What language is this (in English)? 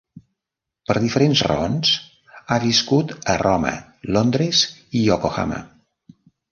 Catalan